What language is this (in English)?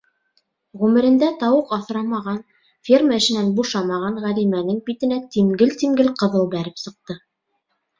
Bashkir